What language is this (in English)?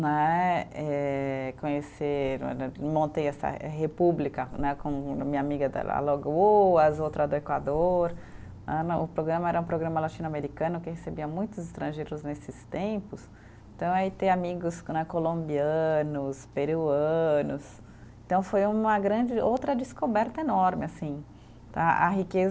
Portuguese